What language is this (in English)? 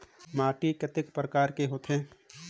Chhattisgarhi